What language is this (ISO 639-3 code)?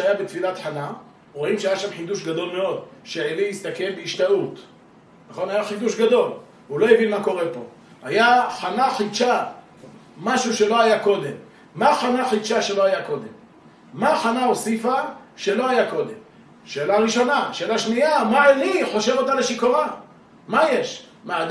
heb